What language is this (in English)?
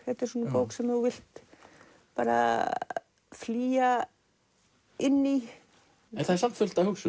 Icelandic